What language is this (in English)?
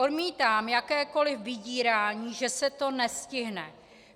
Czech